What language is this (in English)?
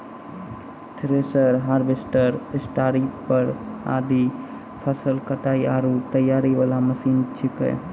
Maithili